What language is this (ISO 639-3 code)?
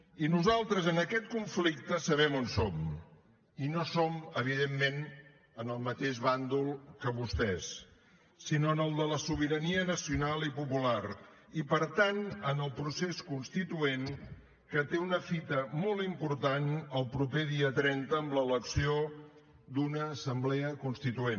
cat